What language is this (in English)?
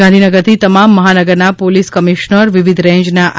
Gujarati